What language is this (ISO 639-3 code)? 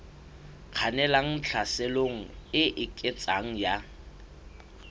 sot